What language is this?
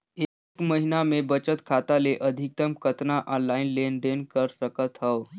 Chhattisgarhi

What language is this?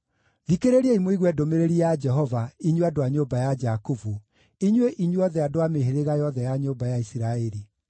Kikuyu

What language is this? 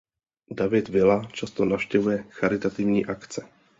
Czech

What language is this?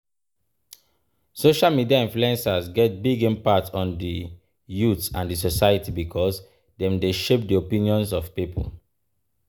Nigerian Pidgin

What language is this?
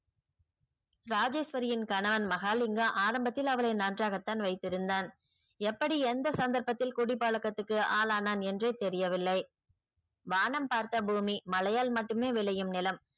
Tamil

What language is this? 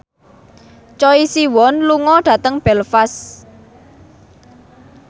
Javanese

